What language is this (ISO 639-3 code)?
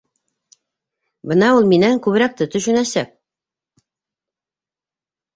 bak